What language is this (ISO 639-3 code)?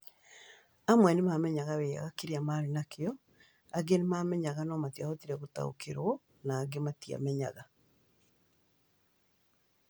kik